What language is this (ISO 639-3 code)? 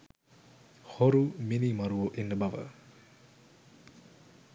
sin